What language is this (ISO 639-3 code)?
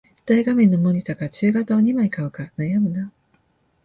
jpn